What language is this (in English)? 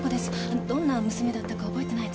Japanese